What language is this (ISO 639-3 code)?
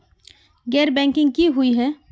mag